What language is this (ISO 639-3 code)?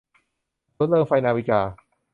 tha